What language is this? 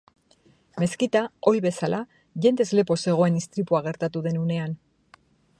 Basque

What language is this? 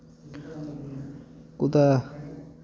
Dogri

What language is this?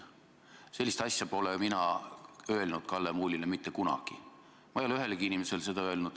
Estonian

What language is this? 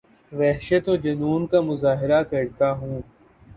Urdu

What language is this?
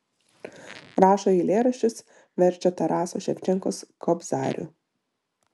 Lithuanian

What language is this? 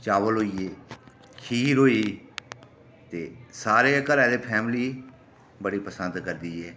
Dogri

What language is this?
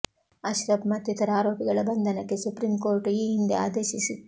Kannada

